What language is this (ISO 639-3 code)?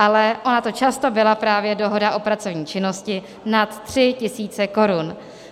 ces